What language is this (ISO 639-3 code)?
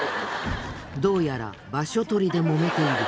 jpn